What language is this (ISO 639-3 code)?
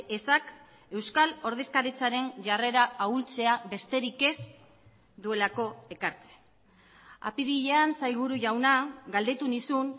eus